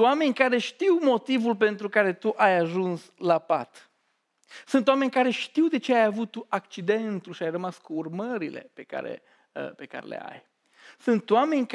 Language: Romanian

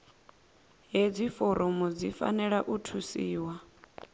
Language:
Venda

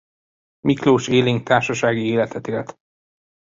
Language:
Hungarian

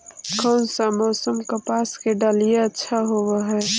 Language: Magahi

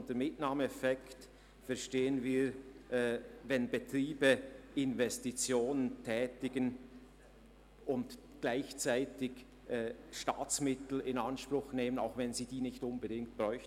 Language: Swiss German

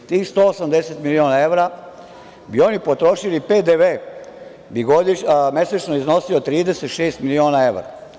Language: Serbian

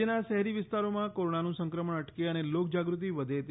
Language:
Gujarati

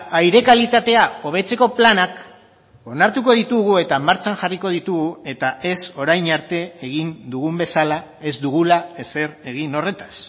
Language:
Basque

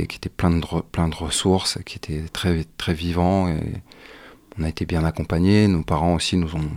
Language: French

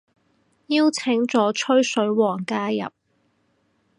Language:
Cantonese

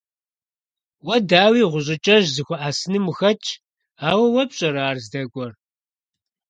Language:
Kabardian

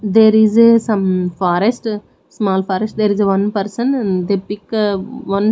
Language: English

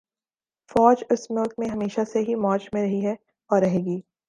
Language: Urdu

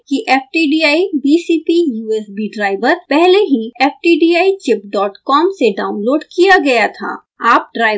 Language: Hindi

